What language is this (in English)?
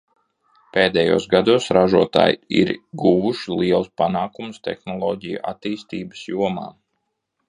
Latvian